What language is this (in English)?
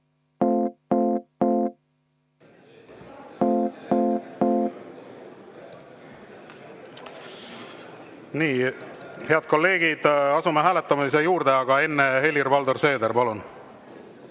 Estonian